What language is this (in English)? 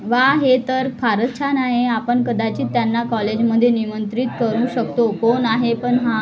Marathi